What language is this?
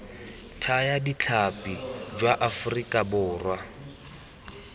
Tswana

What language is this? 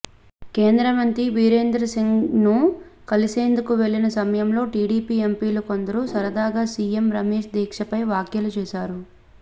Telugu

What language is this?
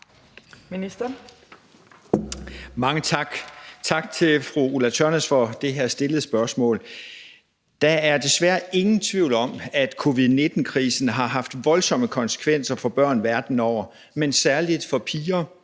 Danish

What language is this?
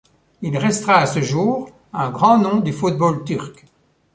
French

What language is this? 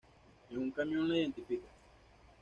Spanish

